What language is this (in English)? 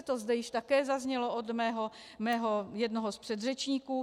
Czech